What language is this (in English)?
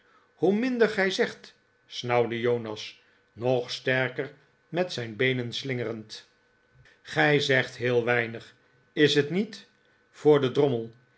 Dutch